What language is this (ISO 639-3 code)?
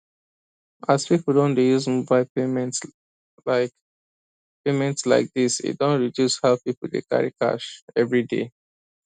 pcm